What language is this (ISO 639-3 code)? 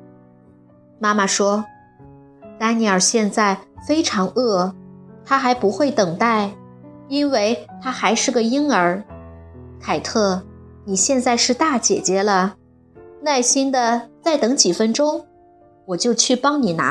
zho